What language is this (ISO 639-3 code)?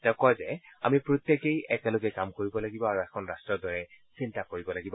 asm